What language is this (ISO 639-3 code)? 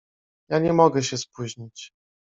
pol